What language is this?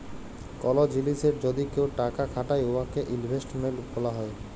Bangla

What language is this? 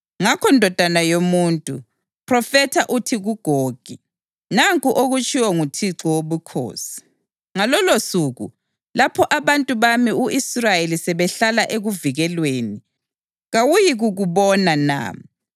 North Ndebele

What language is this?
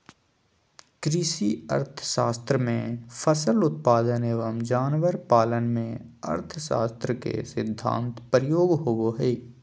Magahi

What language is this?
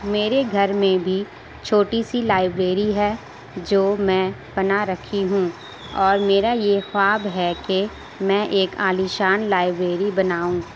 Urdu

